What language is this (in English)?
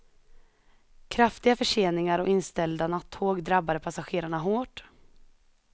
Swedish